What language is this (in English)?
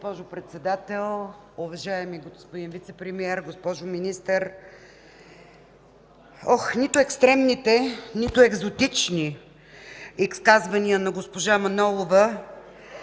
Bulgarian